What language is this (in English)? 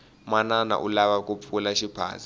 Tsonga